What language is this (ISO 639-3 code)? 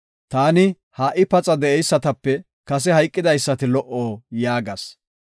gof